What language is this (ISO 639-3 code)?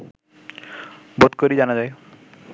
ben